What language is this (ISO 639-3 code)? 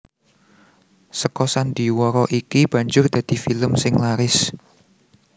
jav